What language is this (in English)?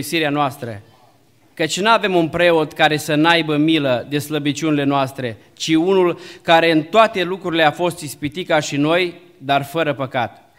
Romanian